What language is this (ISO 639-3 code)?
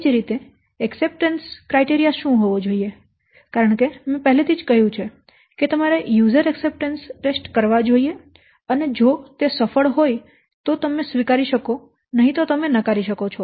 guj